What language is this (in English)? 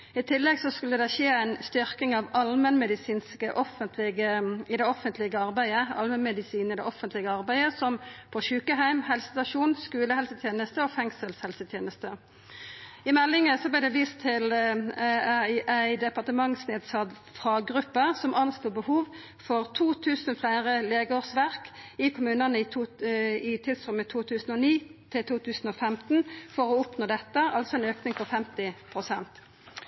Norwegian Nynorsk